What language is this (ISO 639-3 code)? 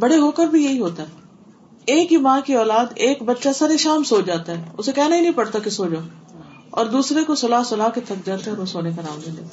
urd